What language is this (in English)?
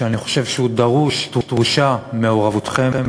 Hebrew